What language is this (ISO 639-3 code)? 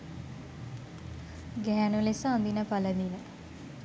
sin